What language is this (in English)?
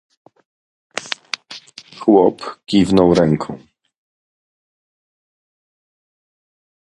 Polish